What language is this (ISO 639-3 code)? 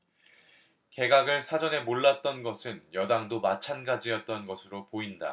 kor